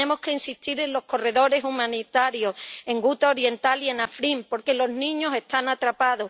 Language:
Spanish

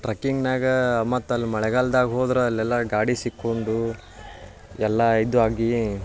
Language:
Kannada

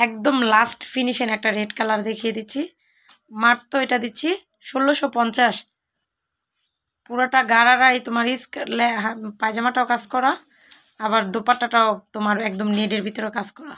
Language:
Romanian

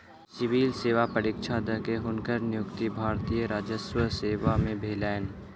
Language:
Maithili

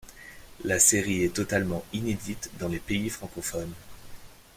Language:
French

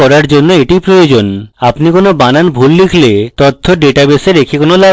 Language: Bangla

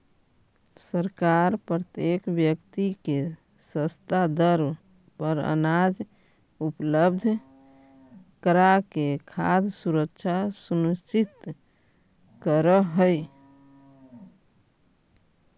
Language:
Magahi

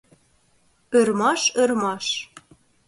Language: Mari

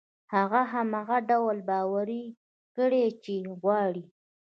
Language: Pashto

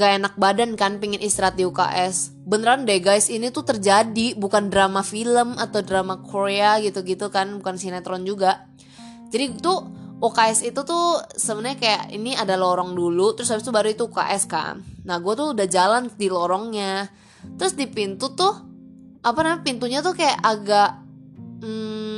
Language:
Indonesian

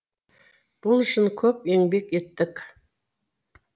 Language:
Kazakh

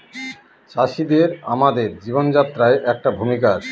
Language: Bangla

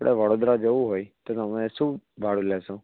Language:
Gujarati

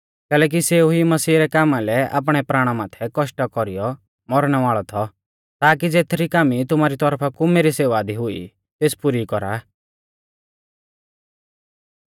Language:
Mahasu Pahari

